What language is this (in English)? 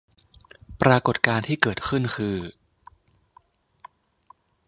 Thai